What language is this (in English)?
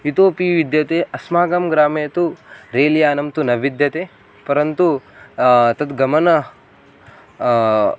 Sanskrit